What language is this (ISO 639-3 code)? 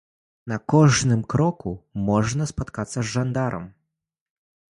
bel